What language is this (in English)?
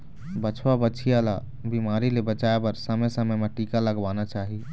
Chhattisgarhi